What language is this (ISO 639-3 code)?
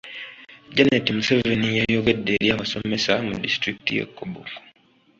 lug